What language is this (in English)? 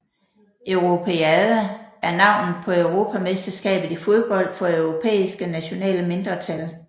Danish